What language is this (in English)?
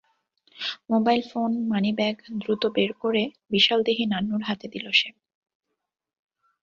Bangla